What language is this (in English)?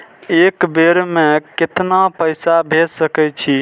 Maithili